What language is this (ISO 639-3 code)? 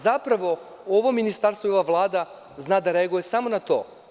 srp